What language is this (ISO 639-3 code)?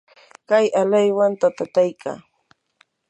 qur